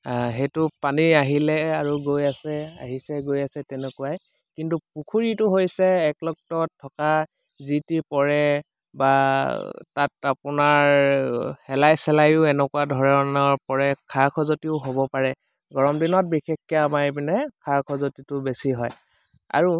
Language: Assamese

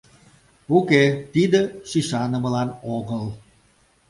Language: Mari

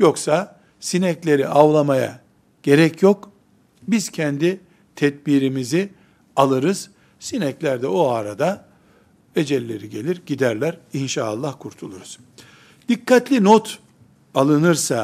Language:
Turkish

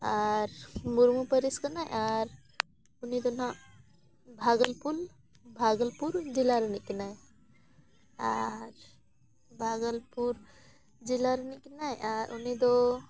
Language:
Santali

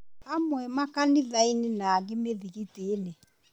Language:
Kikuyu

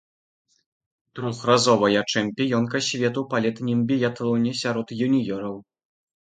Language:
Belarusian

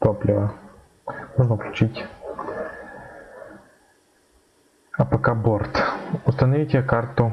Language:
Russian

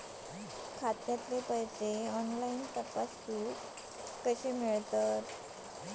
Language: Marathi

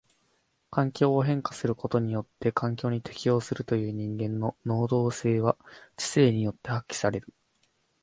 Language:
Japanese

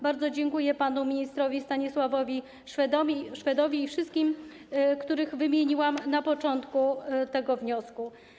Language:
Polish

